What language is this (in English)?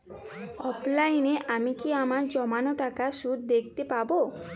Bangla